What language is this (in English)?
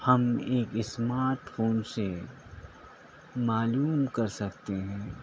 Urdu